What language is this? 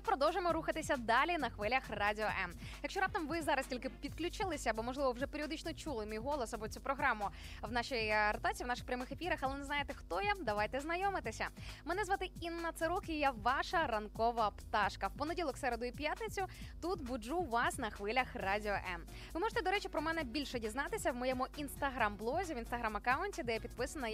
Ukrainian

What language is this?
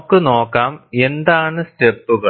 Malayalam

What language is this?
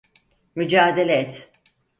Turkish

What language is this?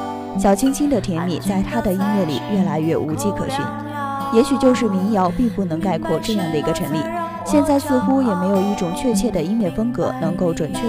Chinese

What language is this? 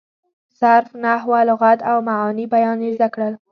Pashto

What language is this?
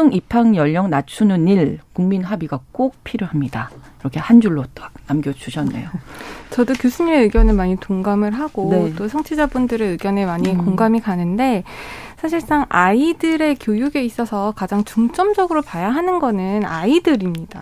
Korean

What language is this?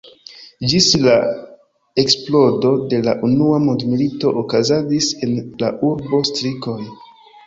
Esperanto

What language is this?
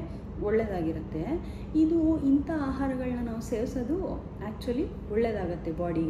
Kannada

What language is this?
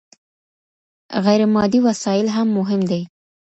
Pashto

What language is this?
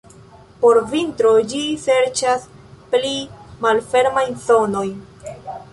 Esperanto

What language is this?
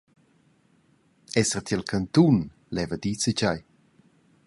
Romansh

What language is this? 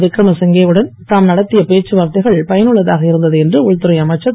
Tamil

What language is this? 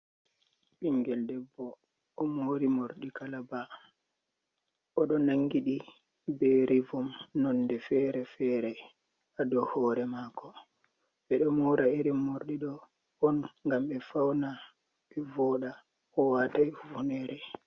Fula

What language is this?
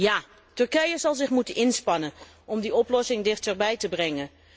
Dutch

